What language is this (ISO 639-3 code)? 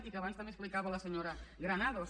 cat